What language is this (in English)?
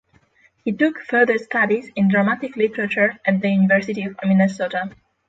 English